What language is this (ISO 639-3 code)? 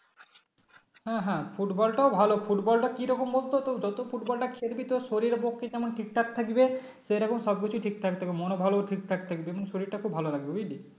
ben